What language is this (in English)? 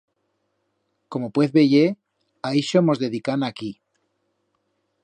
Aragonese